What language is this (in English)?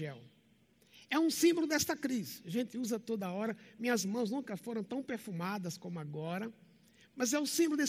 Portuguese